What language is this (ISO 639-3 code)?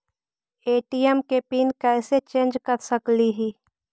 mag